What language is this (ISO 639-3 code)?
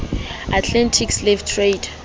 sot